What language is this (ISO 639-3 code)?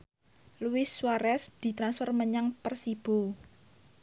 jav